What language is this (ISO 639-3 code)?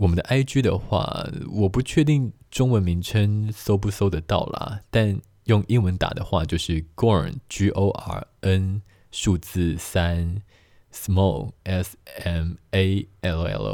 zho